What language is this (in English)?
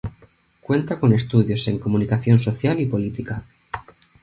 Spanish